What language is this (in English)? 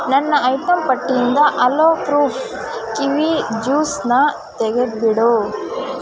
Kannada